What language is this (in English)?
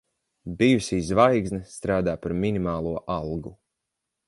Latvian